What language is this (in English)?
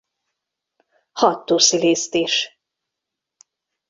Hungarian